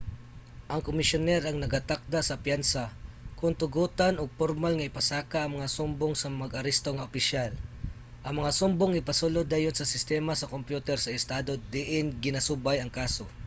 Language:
Cebuano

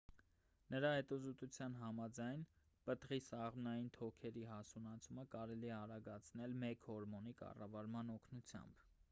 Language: Armenian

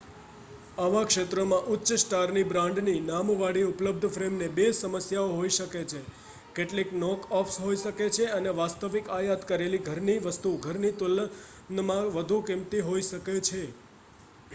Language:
Gujarati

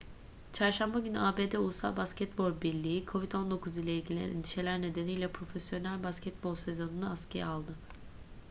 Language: Turkish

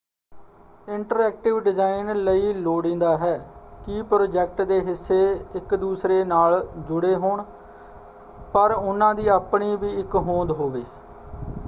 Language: Punjabi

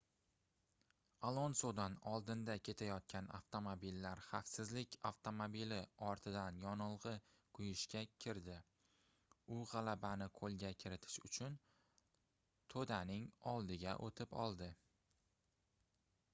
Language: Uzbek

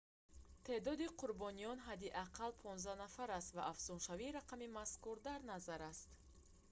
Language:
Tajik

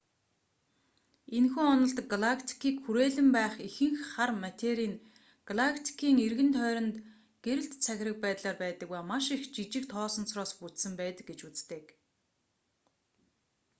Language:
Mongolian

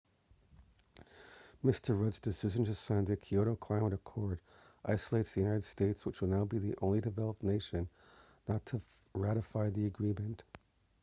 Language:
English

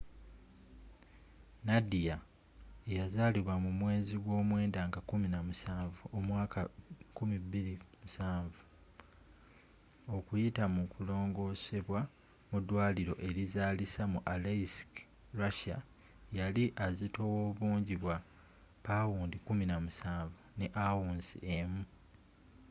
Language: Ganda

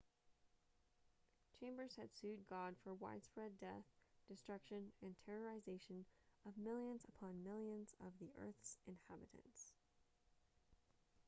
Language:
English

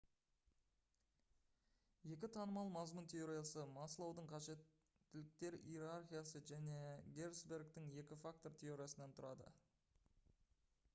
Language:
Kazakh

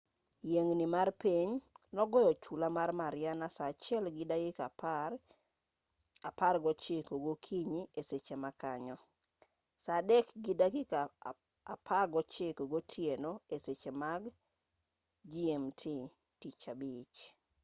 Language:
Luo (Kenya and Tanzania)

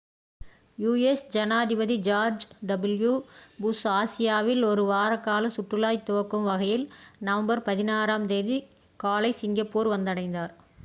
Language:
Tamil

